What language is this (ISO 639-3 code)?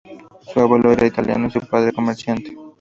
spa